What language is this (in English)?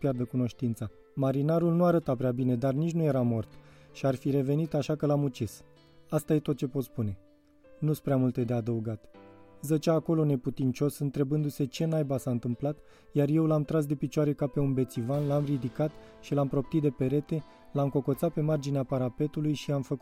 Romanian